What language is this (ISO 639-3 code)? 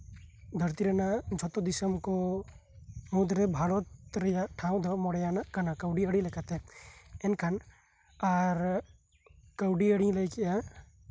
sat